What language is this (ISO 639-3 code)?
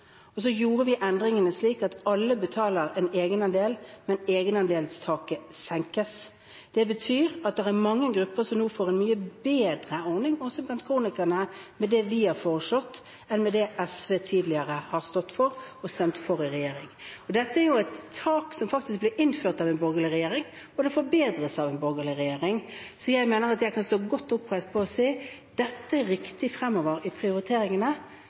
nob